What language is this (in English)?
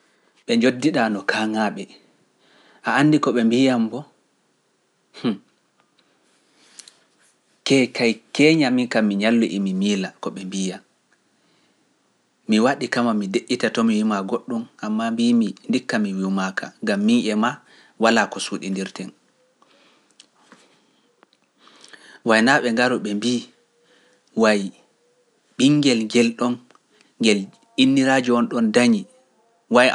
Pular